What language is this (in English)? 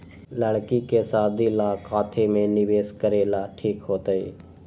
Magahi